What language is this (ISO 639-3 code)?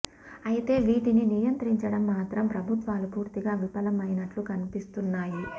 tel